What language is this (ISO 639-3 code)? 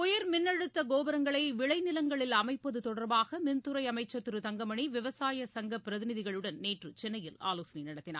tam